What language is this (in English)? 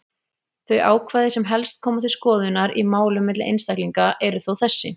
Icelandic